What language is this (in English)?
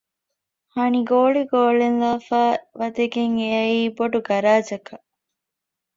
Divehi